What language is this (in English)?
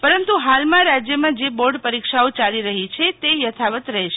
Gujarati